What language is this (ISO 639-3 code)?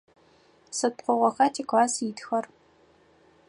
ady